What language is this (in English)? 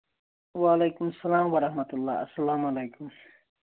Kashmiri